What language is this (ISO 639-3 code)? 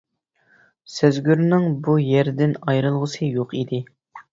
uig